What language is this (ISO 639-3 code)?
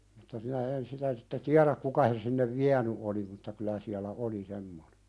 fin